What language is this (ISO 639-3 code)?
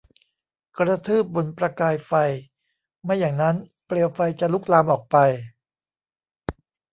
tha